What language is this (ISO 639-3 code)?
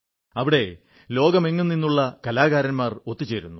mal